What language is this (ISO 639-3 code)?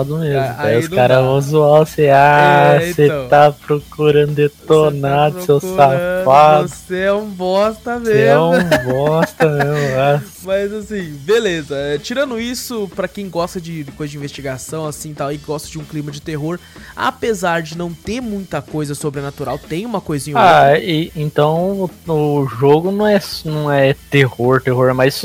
por